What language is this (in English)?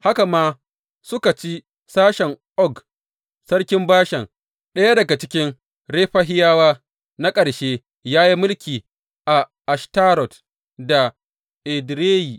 Hausa